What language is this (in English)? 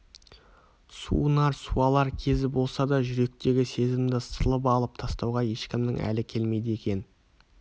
Kazakh